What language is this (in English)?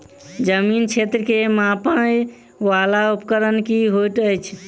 Maithili